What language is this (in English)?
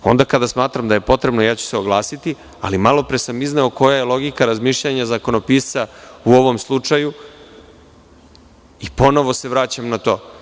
Serbian